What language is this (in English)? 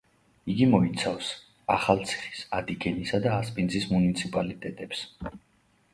Georgian